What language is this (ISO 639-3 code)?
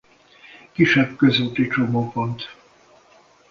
hun